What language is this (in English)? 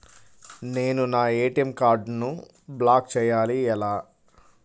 Telugu